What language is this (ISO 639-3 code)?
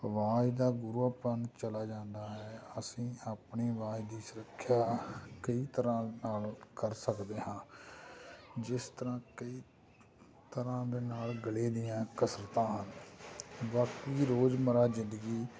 pan